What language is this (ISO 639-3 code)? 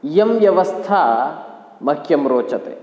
san